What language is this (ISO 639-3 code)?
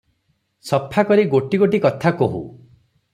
ori